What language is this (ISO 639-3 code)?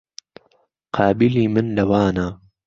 ckb